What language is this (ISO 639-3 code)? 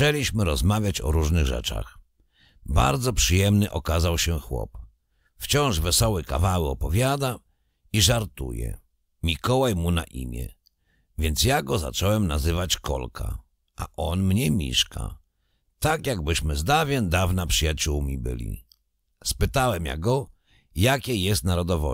pol